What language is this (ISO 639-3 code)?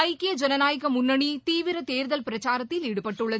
tam